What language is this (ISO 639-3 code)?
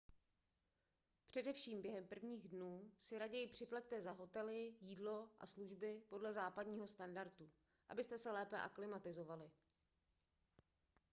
ces